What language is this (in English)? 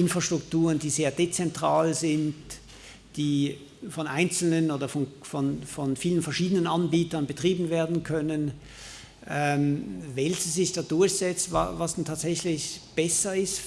German